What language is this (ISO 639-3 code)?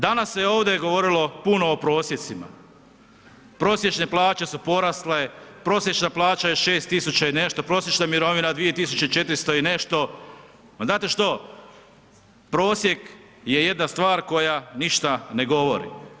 hrv